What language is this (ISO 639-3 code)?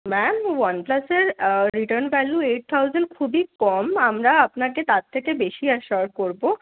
ben